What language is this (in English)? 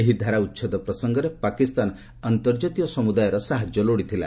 Odia